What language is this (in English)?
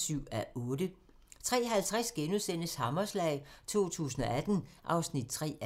Danish